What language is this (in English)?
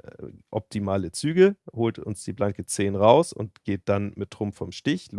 German